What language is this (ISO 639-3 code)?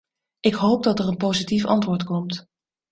nld